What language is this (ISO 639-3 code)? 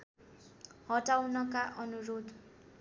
nep